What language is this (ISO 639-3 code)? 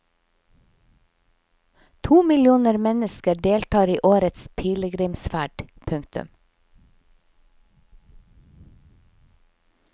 nor